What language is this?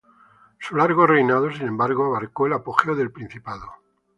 Spanish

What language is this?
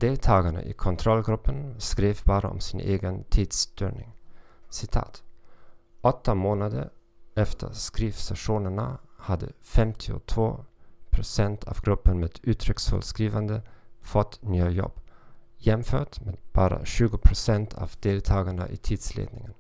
Swedish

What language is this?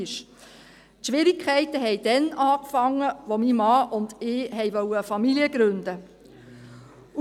Swiss German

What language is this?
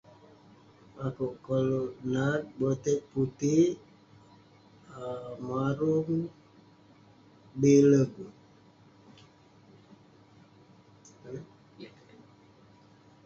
Western Penan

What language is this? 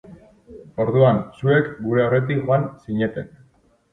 Basque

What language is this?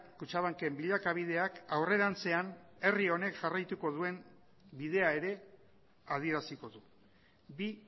Basque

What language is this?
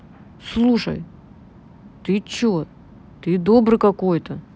Russian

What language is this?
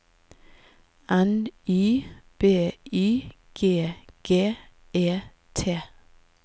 Norwegian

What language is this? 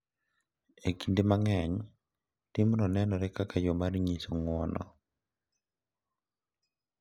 Luo (Kenya and Tanzania)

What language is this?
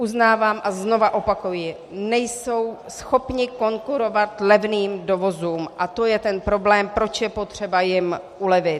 Czech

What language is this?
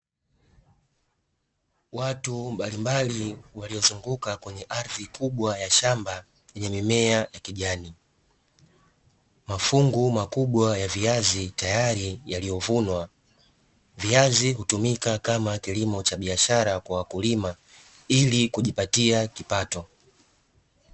Swahili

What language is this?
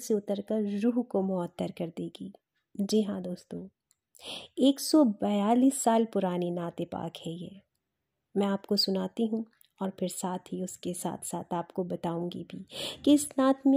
Hindi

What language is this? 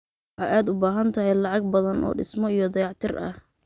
Somali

